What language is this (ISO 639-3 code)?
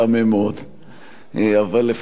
heb